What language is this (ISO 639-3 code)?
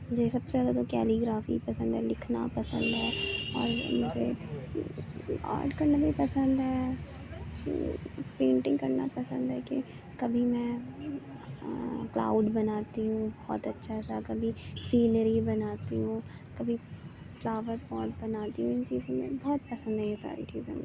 urd